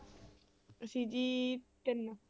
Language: Punjabi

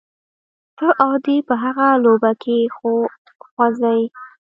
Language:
Pashto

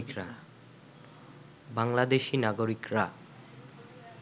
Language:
Bangla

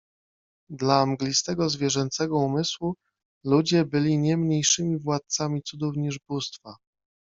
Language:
Polish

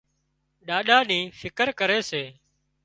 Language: Wadiyara Koli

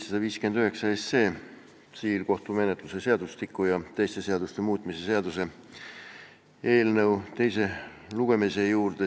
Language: Estonian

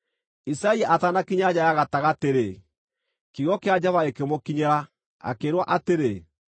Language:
Kikuyu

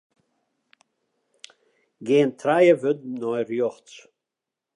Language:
Western Frisian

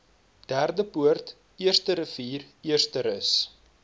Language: Afrikaans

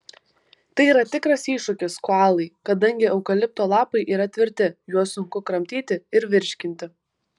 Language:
Lithuanian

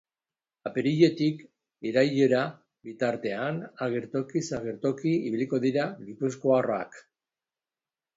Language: Basque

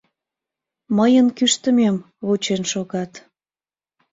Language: Mari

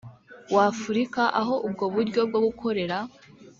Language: Kinyarwanda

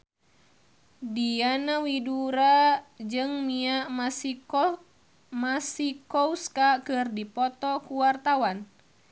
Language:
Sundanese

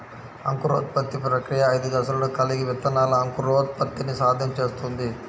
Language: Telugu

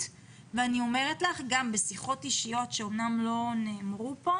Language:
Hebrew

